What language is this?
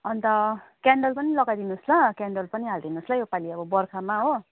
Nepali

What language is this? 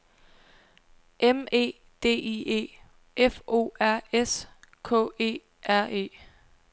Danish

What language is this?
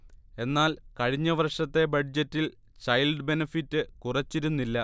Malayalam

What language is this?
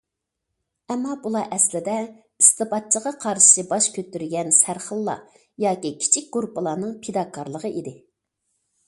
Uyghur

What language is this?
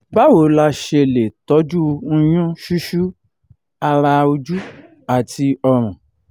Yoruba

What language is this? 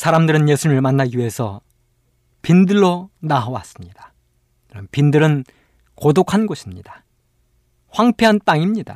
Korean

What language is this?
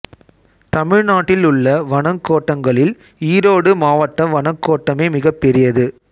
Tamil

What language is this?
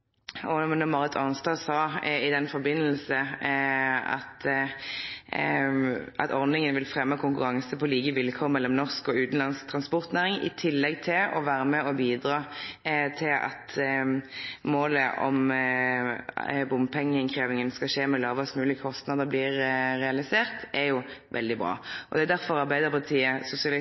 Norwegian Nynorsk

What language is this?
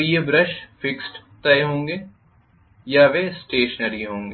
Hindi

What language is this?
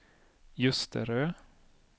Swedish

